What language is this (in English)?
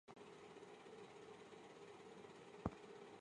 Chinese